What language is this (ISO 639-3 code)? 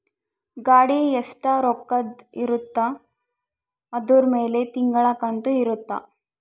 kan